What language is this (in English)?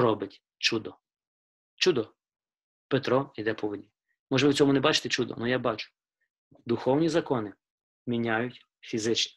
Ukrainian